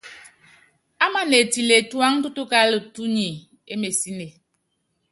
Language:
Yangben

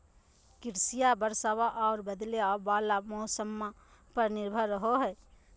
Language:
Magahi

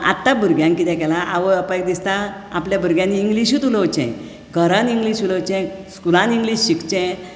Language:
Konkani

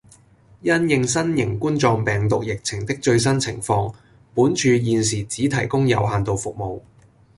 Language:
Cantonese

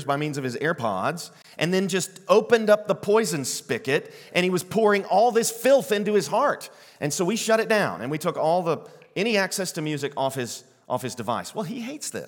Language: English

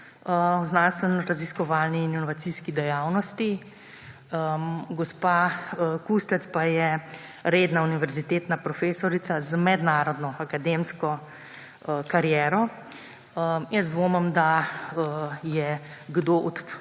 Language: Slovenian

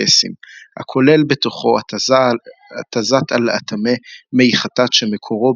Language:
Hebrew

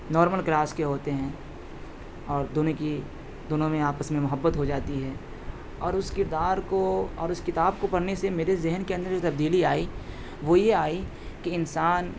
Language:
Urdu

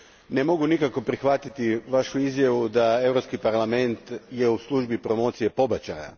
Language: Croatian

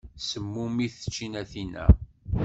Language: Kabyle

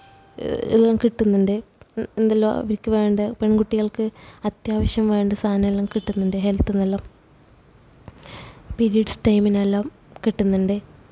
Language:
Malayalam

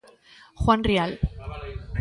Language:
Galician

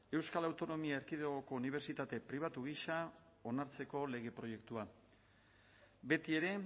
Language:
Basque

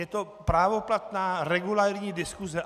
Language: Czech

